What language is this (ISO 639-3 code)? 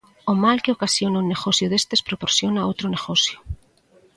glg